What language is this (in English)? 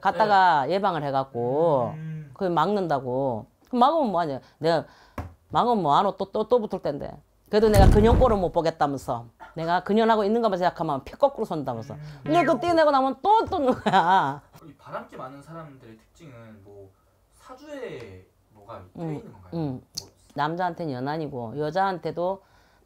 Korean